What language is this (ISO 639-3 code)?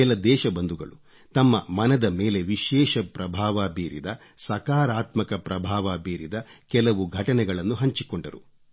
kan